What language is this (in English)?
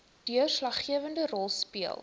Afrikaans